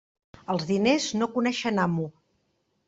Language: Catalan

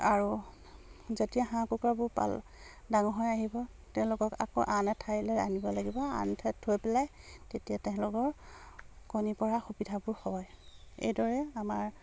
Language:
Assamese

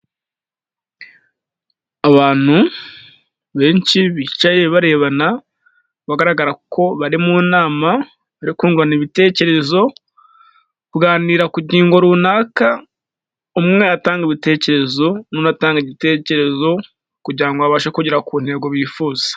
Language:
Kinyarwanda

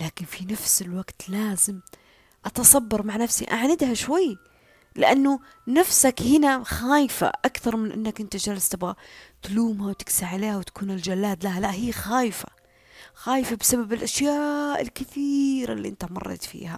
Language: Arabic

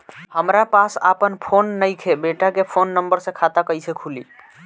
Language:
Bhojpuri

